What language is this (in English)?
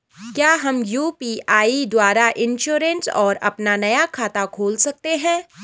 Hindi